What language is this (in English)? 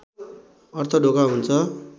Nepali